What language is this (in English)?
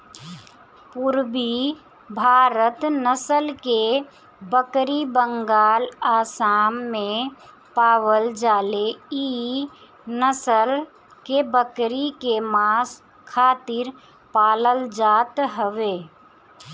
Bhojpuri